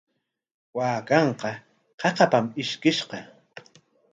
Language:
Corongo Ancash Quechua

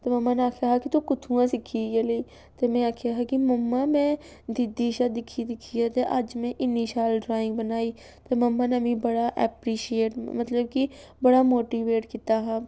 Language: Dogri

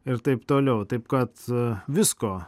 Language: Lithuanian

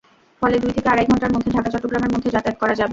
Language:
Bangla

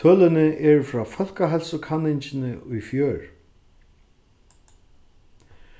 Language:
Faroese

